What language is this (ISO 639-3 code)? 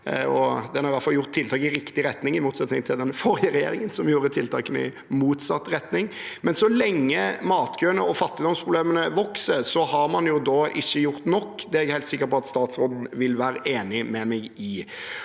nor